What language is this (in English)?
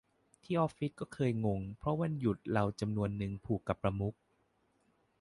Thai